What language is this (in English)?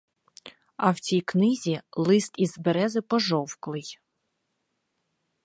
Ukrainian